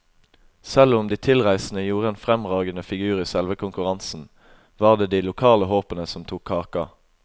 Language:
Norwegian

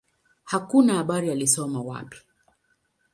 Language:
Swahili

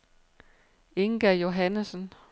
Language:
Danish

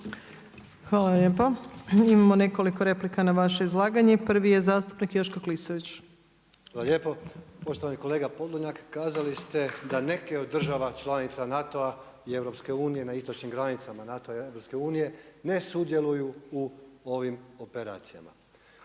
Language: Croatian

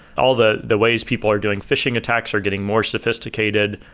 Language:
English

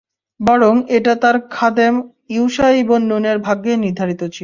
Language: Bangla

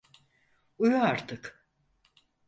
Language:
Turkish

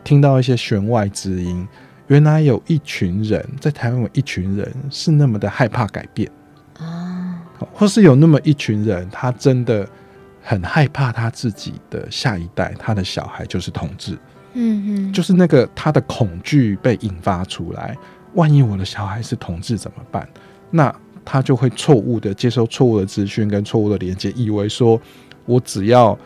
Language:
Chinese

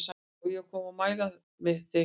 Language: Icelandic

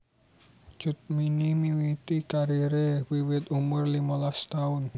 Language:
Javanese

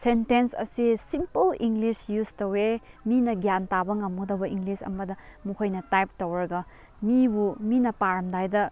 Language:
Manipuri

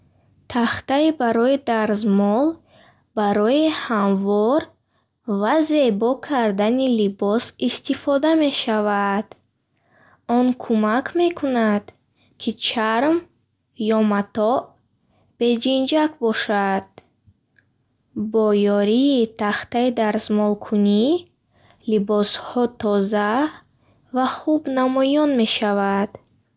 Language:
Bukharic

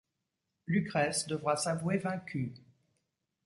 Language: French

